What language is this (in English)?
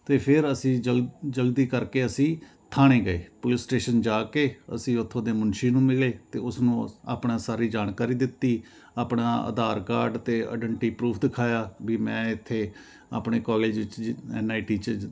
Punjabi